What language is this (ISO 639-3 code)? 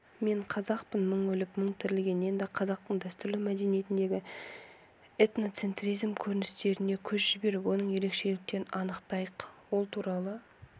kaz